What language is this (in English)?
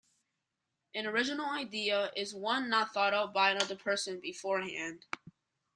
English